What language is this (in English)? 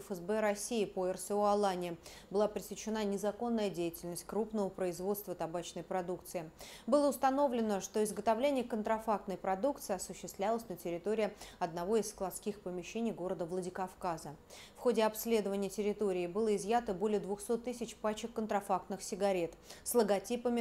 Russian